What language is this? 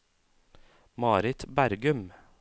Norwegian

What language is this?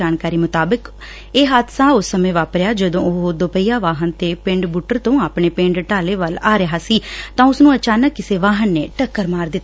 Punjabi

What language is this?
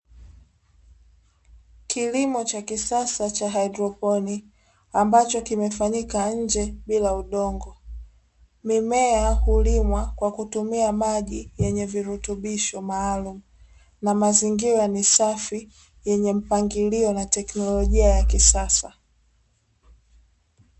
Swahili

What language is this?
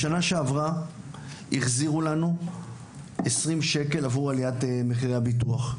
Hebrew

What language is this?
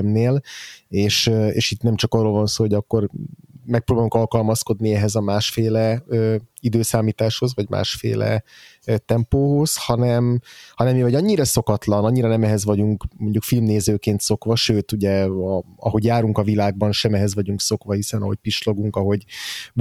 Hungarian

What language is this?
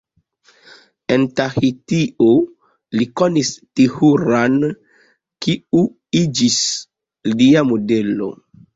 Esperanto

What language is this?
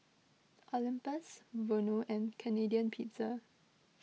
English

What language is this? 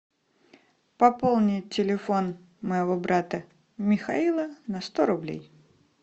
Russian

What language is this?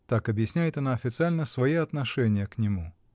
Russian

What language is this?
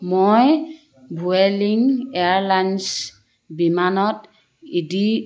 Assamese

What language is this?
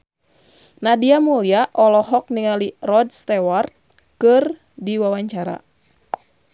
Sundanese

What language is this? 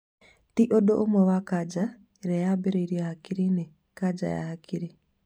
Kikuyu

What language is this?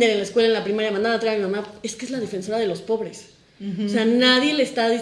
Spanish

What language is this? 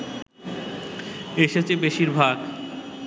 Bangla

